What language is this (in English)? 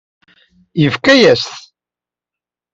Kabyle